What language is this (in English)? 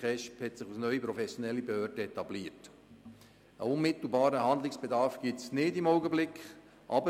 Swiss German